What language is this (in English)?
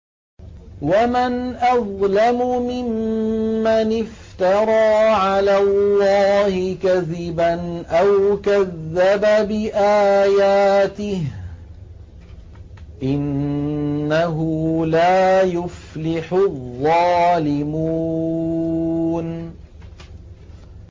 Arabic